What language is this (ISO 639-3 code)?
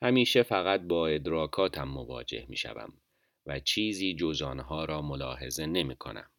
fas